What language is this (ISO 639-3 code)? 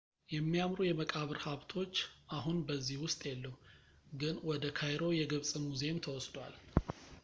amh